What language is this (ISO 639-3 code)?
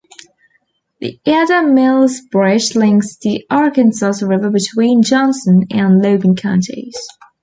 eng